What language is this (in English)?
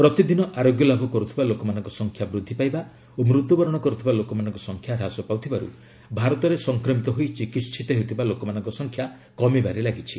Odia